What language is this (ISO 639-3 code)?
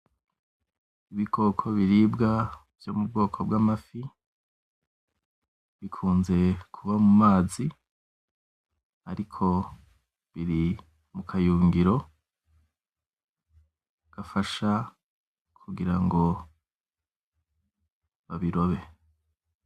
run